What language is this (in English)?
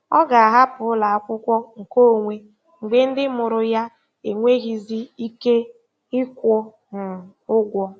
Igbo